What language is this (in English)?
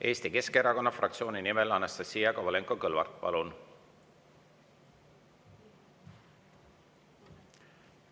Estonian